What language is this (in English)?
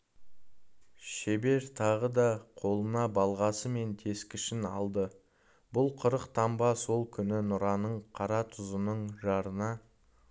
Kazakh